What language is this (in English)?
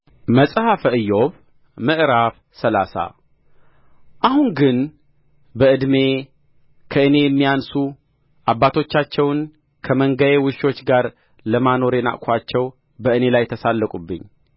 Amharic